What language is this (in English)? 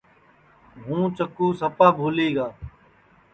Sansi